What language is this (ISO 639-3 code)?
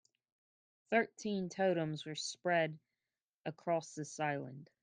eng